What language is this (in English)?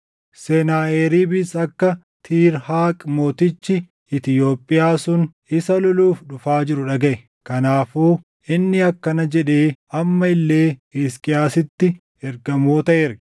Oromo